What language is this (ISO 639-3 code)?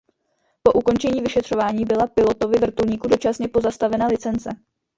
ces